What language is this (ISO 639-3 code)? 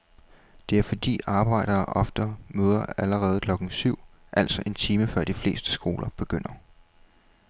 dan